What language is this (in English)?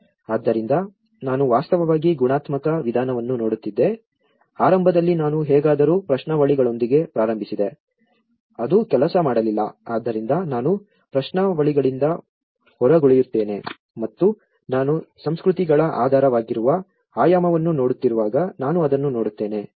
Kannada